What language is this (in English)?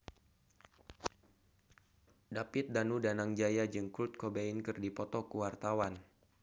Sundanese